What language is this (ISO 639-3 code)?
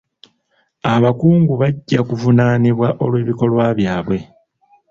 lug